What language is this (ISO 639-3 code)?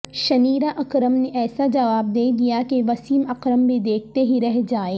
urd